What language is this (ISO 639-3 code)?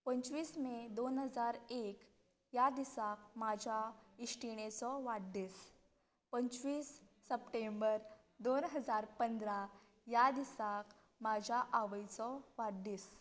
kok